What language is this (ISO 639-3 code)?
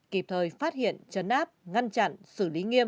vie